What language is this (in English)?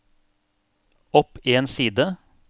Norwegian